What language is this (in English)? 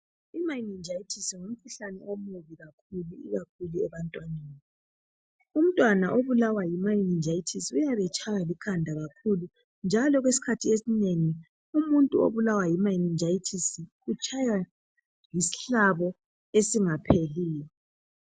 North Ndebele